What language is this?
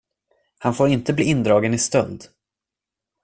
Swedish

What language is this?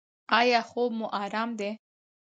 Pashto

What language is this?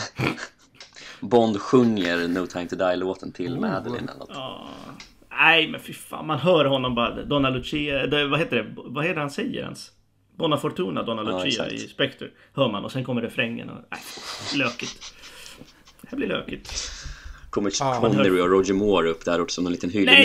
Swedish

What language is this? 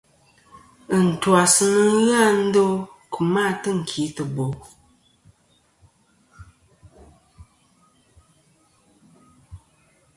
Kom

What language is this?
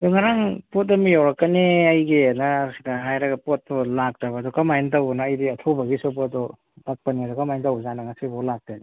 Manipuri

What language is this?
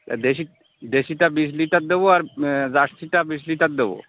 Bangla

